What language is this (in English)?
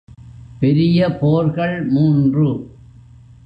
Tamil